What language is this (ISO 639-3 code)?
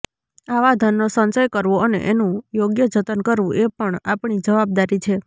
guj